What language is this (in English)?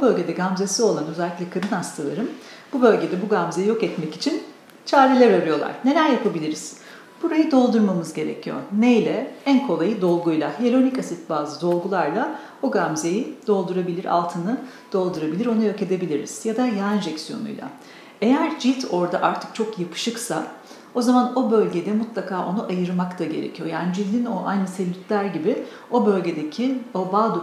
Turkish